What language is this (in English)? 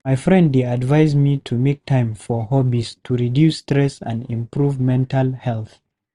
Nigerian Pidgin